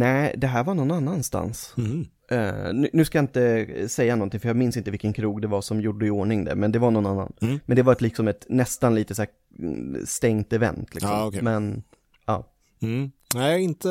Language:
Swedish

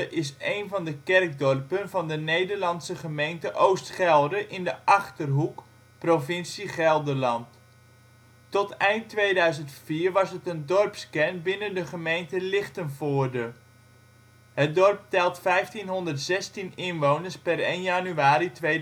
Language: Dutch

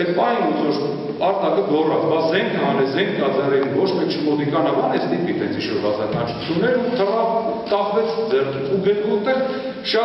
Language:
Romanian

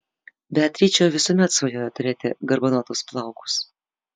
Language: Lithuanian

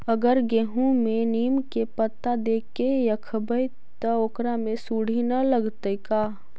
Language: Magahi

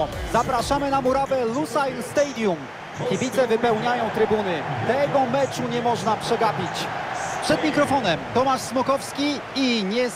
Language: Polish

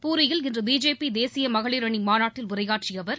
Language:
Tamil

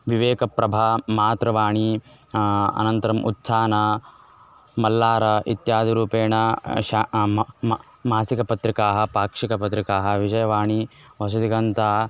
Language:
Sanskrit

